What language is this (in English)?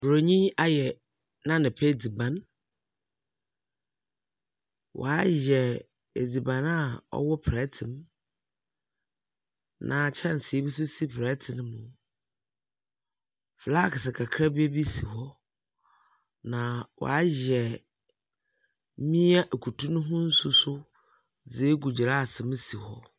Akan